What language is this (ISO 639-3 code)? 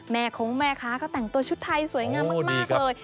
tha